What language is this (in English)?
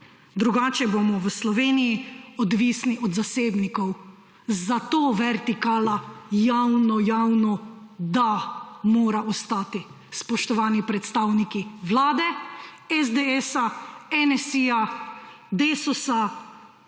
Slovenian